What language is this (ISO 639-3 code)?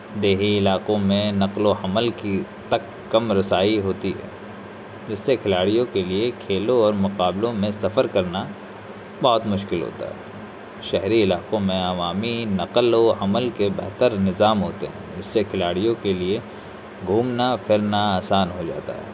urd